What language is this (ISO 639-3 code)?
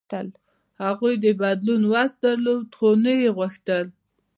pus